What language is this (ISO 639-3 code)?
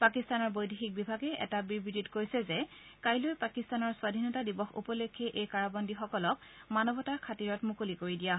asm